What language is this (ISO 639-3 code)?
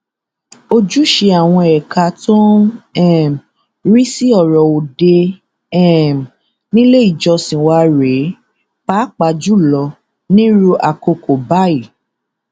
yor